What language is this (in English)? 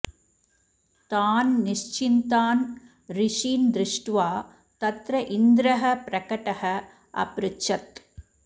Sanskrit